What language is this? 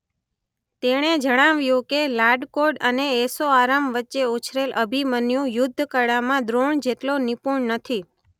Gujarati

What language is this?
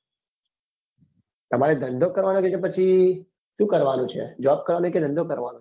Gujarati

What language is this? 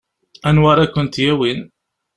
Kabyle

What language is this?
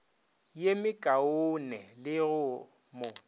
Northern Sotho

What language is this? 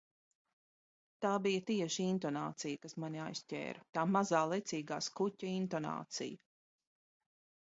Latvian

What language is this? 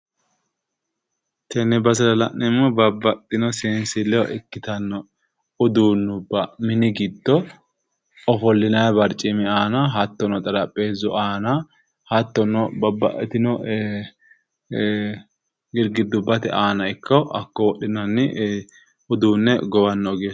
Sidamo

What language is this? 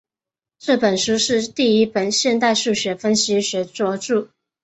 Chinese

